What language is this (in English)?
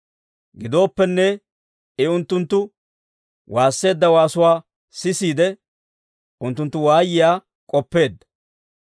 Dawro